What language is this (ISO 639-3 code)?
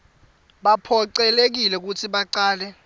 ssw